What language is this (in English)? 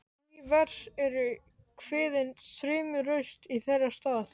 Icelandic